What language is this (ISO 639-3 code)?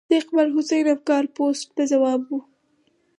pus